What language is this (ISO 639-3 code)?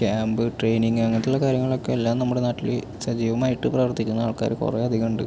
mal